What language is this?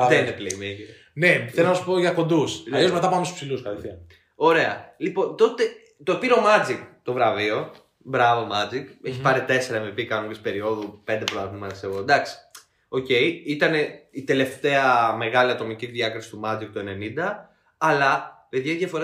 Greek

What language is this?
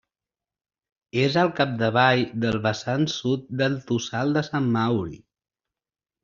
Catalan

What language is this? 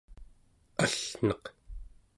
Central Yupik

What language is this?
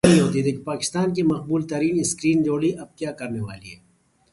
Urdu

